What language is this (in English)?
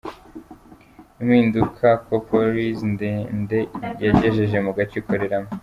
Kinyarwanda